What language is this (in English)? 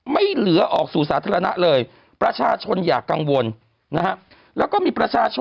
Thai